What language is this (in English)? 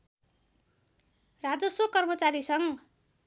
Nepali